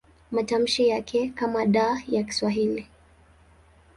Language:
Swahili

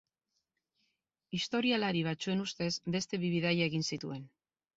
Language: Basque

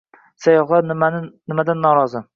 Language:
Uzbek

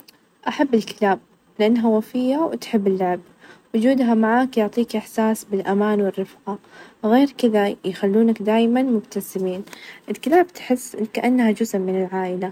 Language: Najdi Arabic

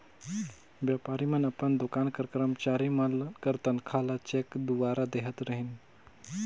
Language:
Chhattisgarhi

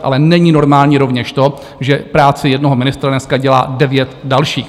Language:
Czech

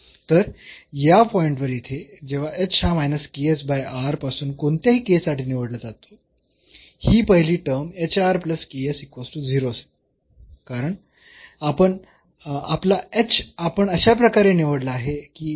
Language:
Marathi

